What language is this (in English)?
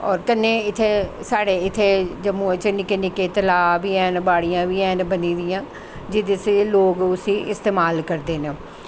Dogri